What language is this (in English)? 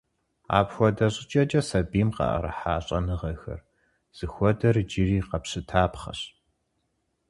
Kabardian